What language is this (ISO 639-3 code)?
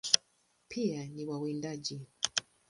swa